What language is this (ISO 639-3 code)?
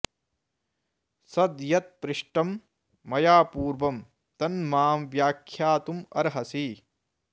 san